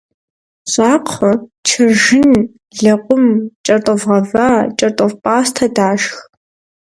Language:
Kabardian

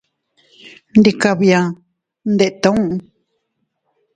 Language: Teutila Cuicatec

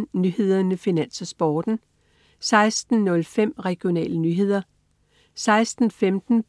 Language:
Danish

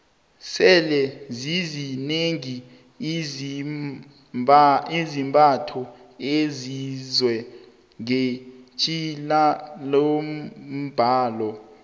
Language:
South Ndebele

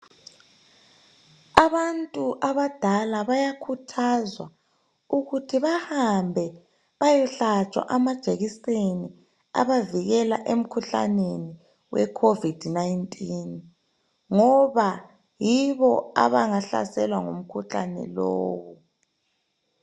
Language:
North Ndebele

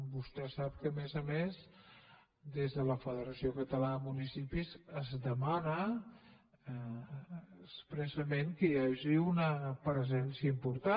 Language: Catalan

